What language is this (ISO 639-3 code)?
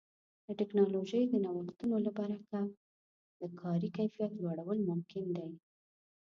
pus